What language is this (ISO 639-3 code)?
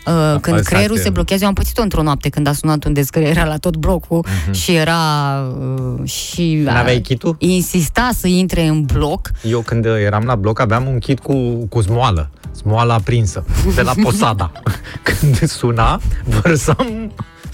ron